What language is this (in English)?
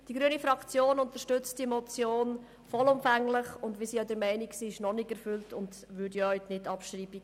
Swiss German